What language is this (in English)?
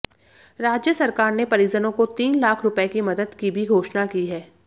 Hindi